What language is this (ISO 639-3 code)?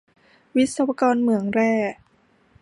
tha